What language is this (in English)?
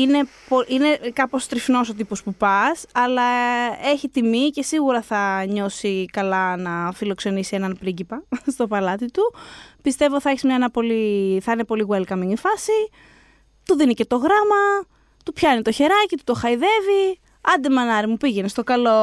Greek